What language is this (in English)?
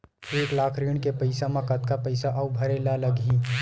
Chhattisgarhi